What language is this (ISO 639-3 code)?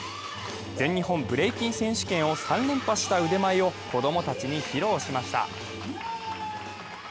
jpn